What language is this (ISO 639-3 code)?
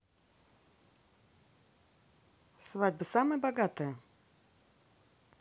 rus